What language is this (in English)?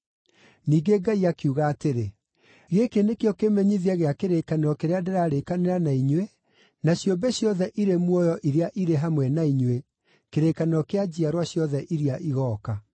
Kikuyu